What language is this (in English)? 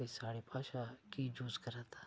Dogri